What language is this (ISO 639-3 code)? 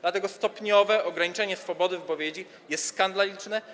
pol